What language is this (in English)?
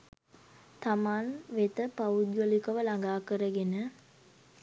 Sinhala